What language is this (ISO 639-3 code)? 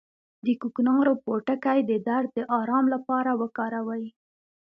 pus